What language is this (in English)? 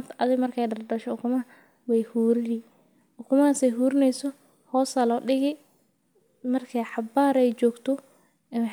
Somali